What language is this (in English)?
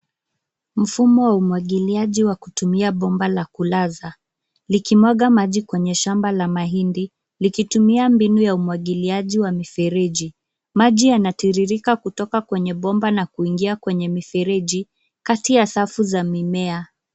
Swahili